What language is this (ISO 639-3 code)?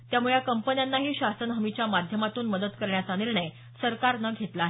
mar